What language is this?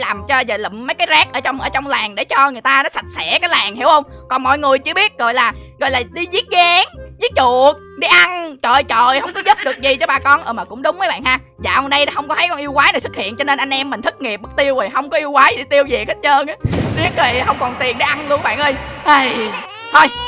Vietnamese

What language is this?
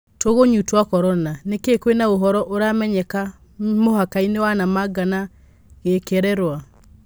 Kikuyu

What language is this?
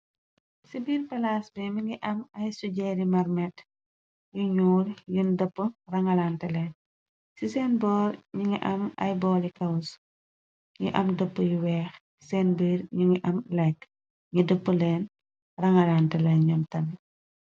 Wolof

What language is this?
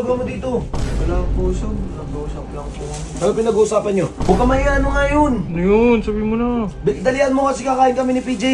Filipino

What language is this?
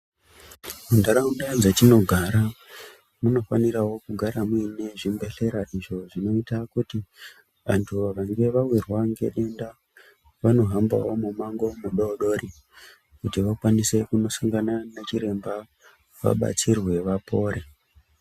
Ndau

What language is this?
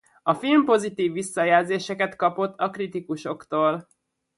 Hungarian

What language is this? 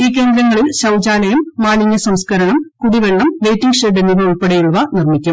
Malayalam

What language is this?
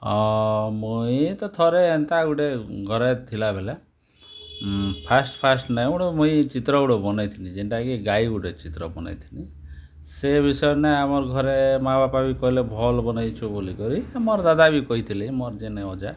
Odia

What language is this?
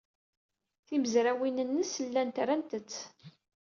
Kabyle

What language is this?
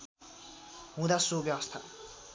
Nepali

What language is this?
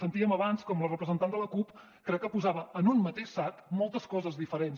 Catalan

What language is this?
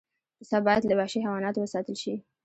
Pashto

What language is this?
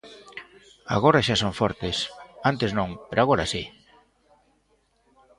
Galician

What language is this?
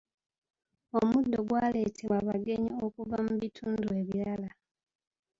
Ganda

